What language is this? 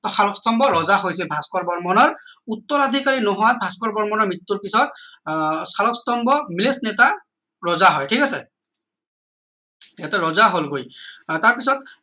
Assamese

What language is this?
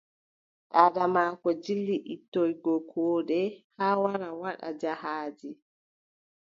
Adamawa Fulfulde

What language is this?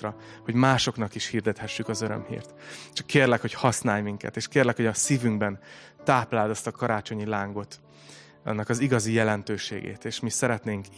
Hungarian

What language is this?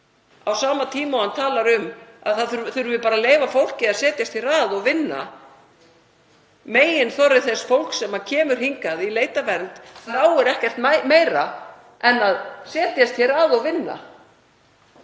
Icelandic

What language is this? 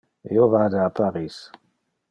Interlingua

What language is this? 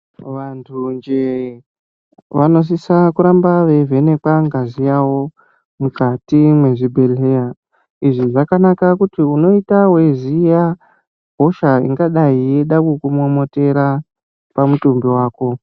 Ndau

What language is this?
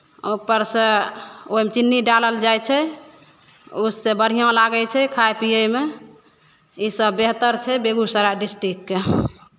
Maithili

